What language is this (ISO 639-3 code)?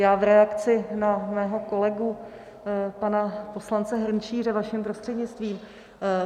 ces